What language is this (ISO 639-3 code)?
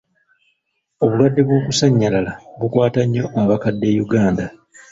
lug